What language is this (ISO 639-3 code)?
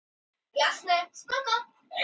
isl